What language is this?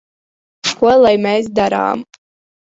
Latvian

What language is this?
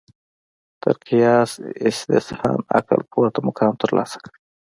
Pashto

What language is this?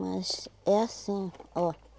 Portuguese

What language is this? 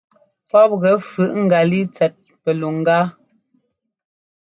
Ngomba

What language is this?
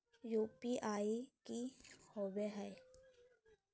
Magahi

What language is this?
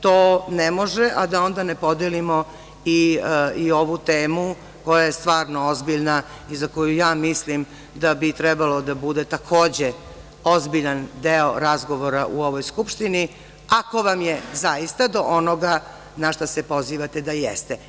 Serbian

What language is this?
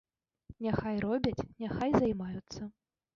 Belarusian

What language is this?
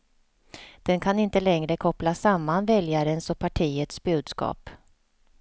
Swedish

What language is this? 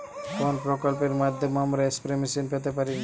Bangla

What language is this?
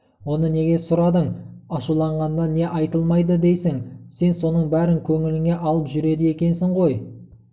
Kazakh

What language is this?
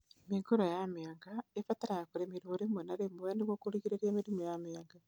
Kikuyu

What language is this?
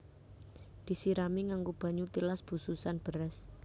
Javanese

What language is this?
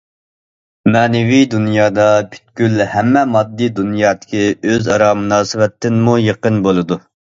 Uyghur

